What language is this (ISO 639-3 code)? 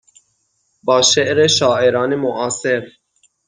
fas